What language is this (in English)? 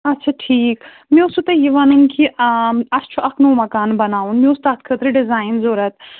Kashmiri